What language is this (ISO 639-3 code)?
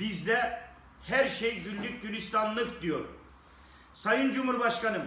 tur